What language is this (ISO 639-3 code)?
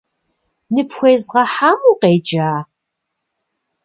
kbd